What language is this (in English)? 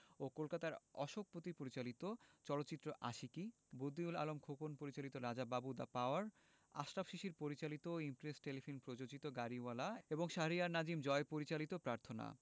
Bangla